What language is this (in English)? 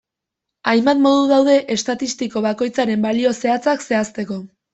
Basque